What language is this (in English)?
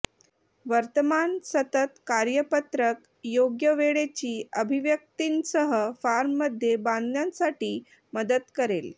Marathi